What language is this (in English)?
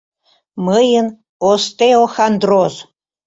Mari